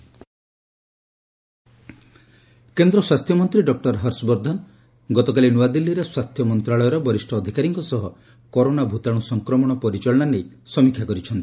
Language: Odia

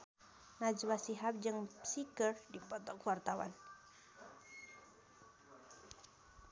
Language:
Sundanese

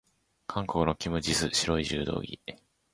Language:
Japanese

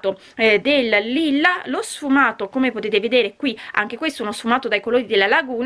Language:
Italian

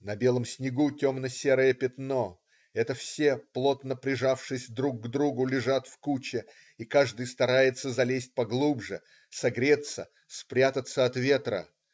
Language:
Russian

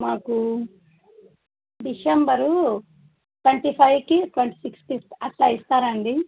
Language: Telugu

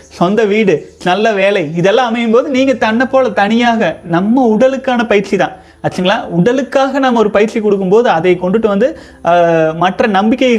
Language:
Tamil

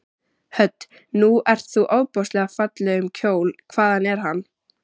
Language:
Icelandic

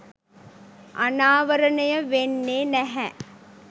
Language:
Sinhala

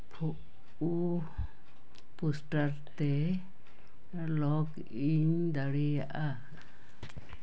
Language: Santali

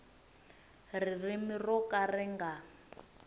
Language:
Tsonga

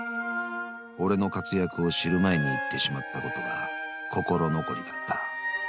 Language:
Japanese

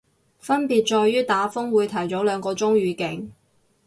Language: Cantonese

